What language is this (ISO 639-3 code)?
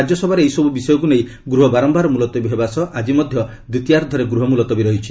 ori